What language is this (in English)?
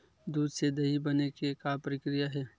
Chhattisgarhi